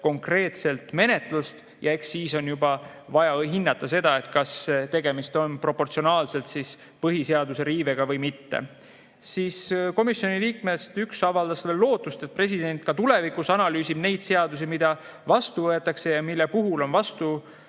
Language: Estonian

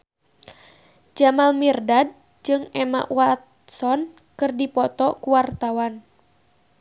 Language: Sundanese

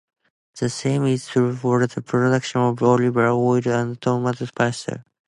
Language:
English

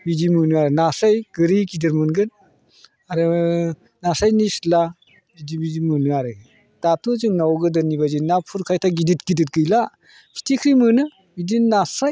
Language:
Bodo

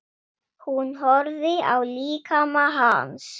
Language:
Icelandic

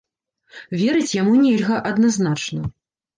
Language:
Belarusian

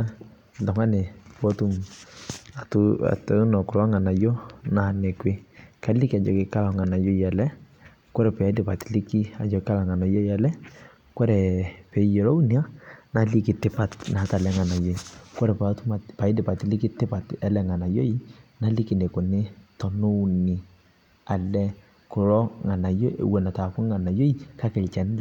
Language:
Masai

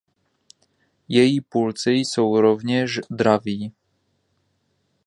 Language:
Czech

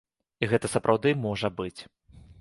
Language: Belarusian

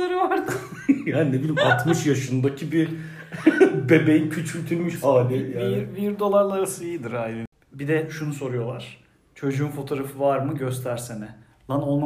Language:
Turkish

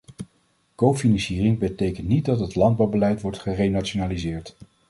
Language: Dutch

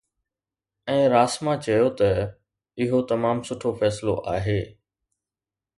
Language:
Sindhi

